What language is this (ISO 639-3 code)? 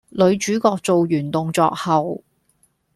yue